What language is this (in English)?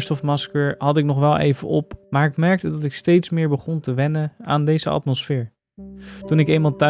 Dutch